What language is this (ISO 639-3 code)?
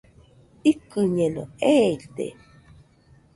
hux